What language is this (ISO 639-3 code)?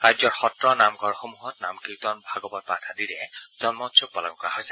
asm